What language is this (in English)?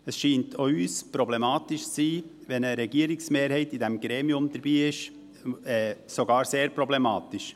Swiss German